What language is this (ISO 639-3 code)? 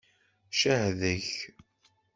kab